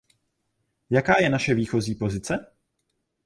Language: Czech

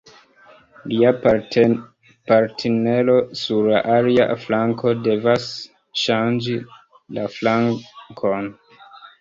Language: Esperanto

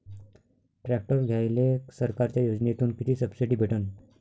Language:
Marathi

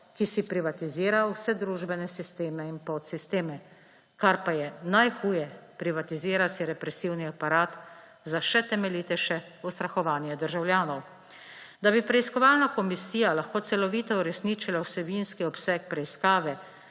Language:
Slovenian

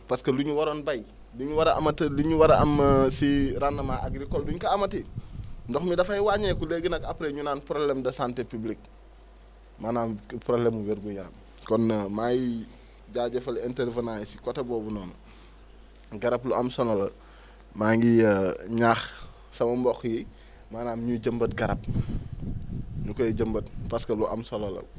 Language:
Wolof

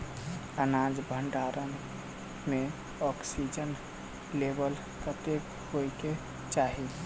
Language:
Maithili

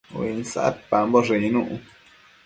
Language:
Matsés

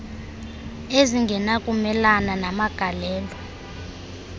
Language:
Xhosa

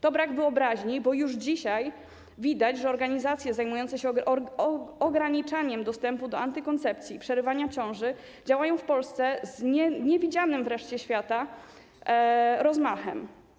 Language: Polish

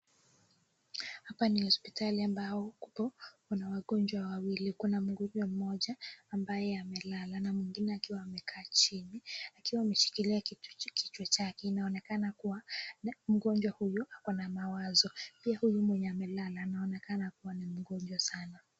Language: Swahili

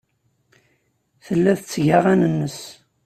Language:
Kabyle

